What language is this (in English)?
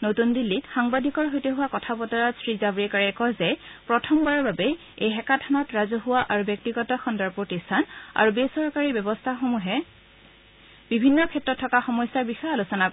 Assamese